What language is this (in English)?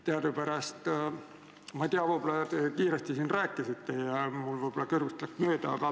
Estonian